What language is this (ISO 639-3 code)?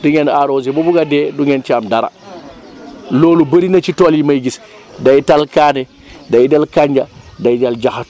wol